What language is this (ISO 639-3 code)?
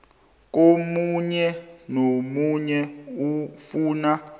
nbl